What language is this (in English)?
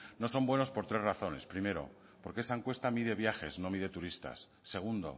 Spanish